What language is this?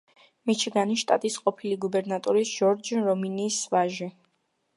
Georgian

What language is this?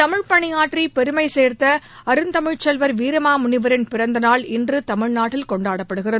Tamil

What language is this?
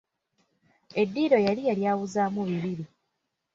Ganda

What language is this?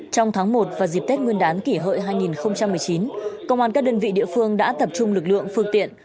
Vietnamese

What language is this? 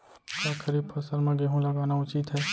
Chhattisgarhi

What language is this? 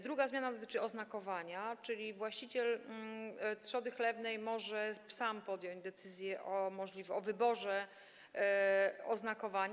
Polish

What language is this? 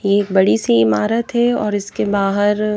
Hindi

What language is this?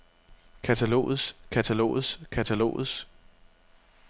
Danish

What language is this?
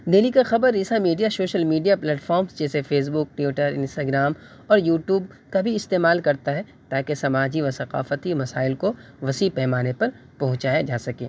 Urdu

